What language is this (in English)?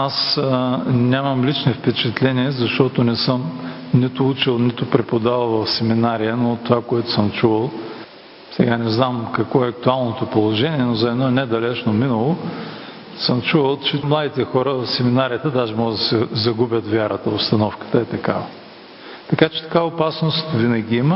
Bulgarian